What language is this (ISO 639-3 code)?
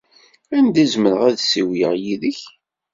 kab